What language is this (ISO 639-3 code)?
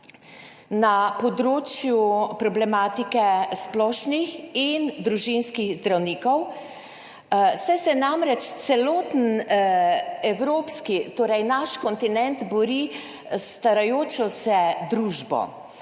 slv